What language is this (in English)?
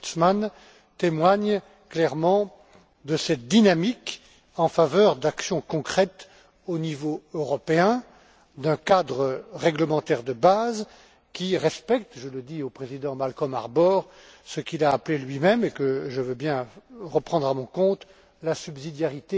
French